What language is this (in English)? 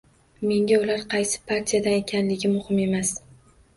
Uzbek